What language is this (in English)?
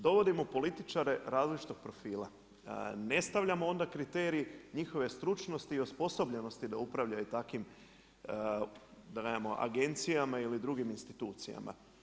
Croatian